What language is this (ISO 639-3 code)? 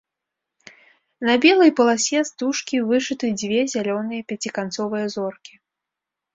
bel